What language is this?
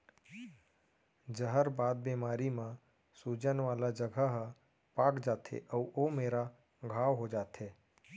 Chhattisgarhi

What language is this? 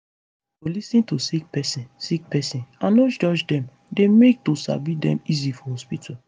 Nigerian Pidgin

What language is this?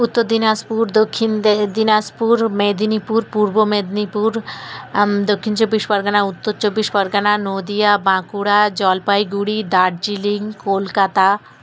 Bangla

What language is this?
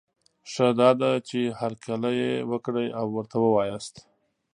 Pashto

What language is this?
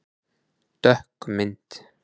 Icelandic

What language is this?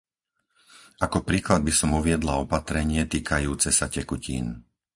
Slovak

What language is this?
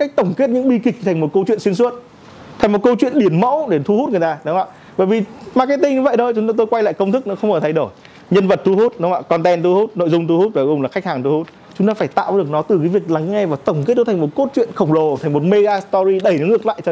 Vietnamese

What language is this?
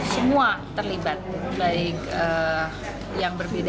Indonesian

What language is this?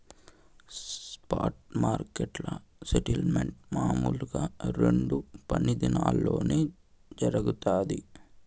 Telugu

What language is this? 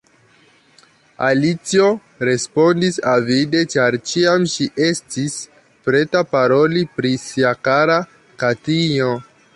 Esperanto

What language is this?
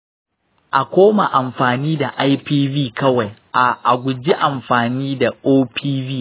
Hausa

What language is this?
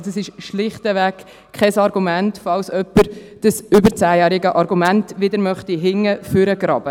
Swiss German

